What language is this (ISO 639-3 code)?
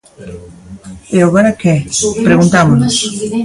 glg